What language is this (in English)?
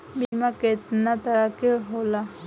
Bhojpuri